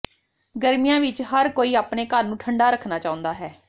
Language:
Punjabi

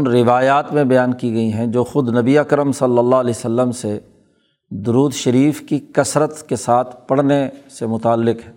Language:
Urdu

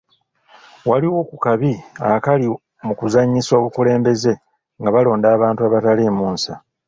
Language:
Ganda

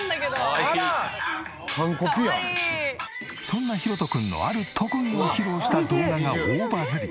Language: Japanese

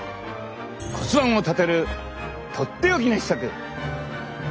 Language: Japanese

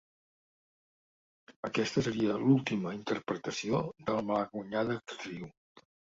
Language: Catalan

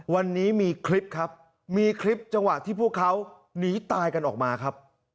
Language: Thai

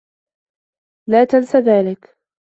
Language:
Arabic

